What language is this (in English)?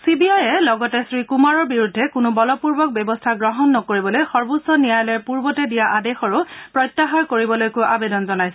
Assamese